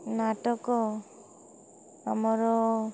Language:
Odia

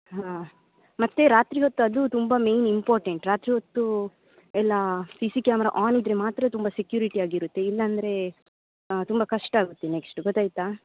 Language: Kannada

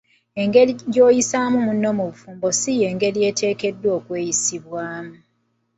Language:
Ganda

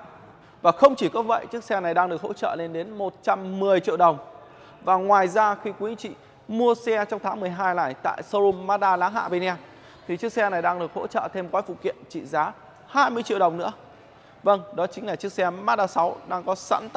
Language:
Vietnamese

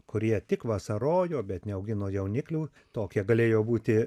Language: Lithuanian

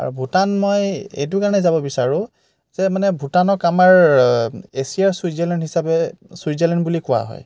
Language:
Assamese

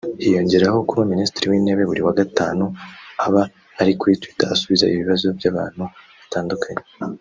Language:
Kinyarwanda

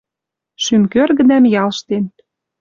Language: Western Mari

